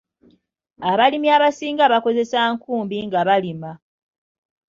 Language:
Ganda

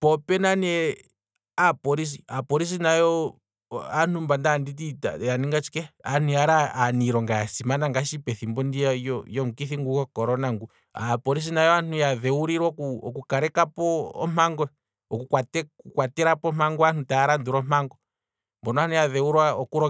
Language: Kwambi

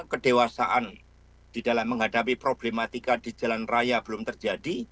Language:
Indonesian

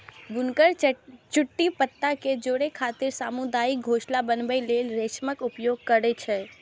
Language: Maithili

